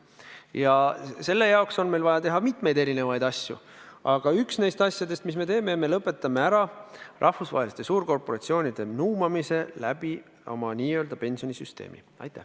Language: Estonian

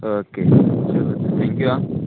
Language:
Konkani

